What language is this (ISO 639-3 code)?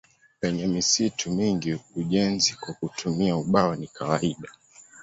swa